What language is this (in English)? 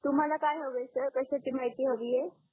Marathi